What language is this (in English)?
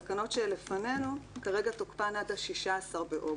Hebrew